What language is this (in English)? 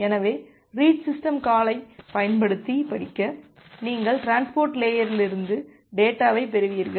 Tamil